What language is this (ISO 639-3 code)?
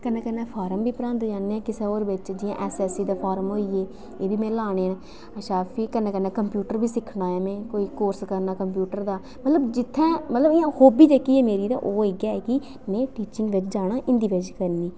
doi